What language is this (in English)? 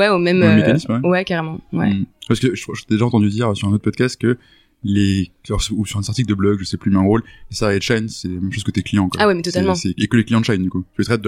French